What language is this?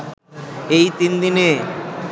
Bangla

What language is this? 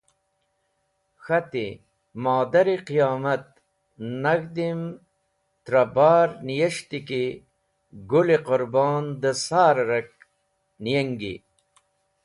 Wakhi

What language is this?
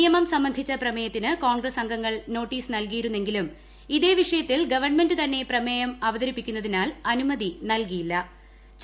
Malayalam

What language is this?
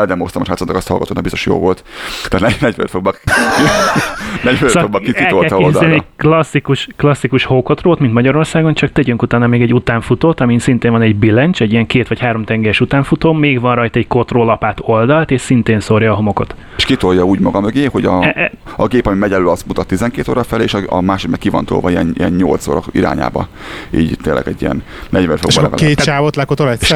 Hungarian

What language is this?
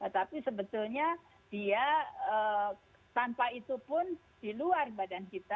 Indonesian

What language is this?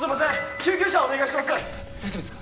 Japanese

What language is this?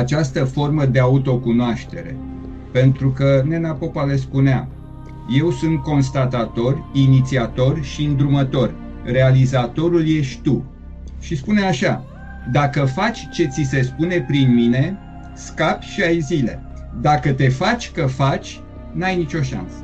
Romanian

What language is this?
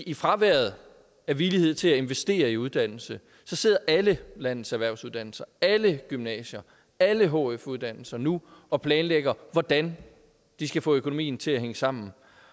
Danish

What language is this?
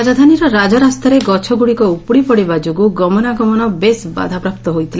Odia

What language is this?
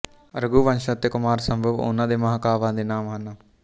Punjabi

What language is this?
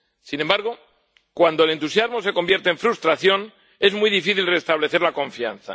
Spanish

